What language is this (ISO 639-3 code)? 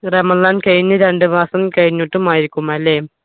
mal